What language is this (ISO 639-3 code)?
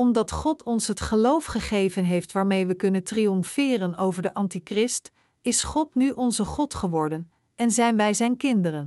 nld